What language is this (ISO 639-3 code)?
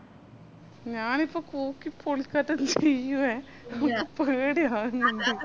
mal